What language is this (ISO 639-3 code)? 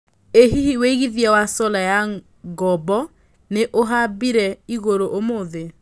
kik